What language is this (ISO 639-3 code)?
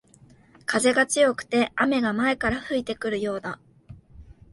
jpn